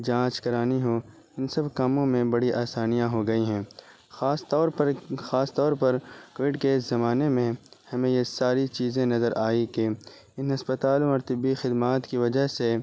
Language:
Urdu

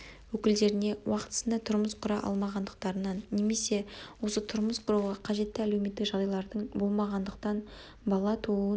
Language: Kazakh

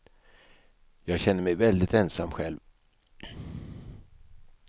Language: Swedish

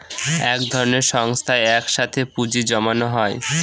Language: Bangla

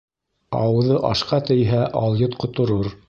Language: Bashkir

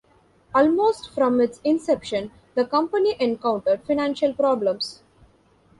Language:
English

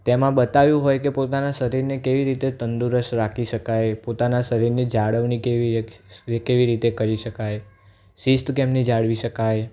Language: Gujarati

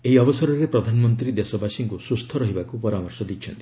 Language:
Odia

